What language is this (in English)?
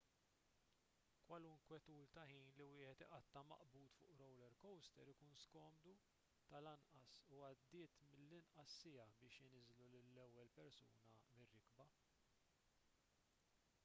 Maltese